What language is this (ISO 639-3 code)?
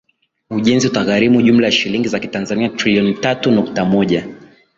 swa